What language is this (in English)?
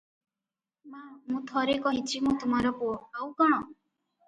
Odia